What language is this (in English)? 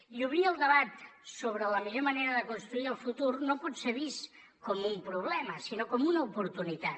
Catalan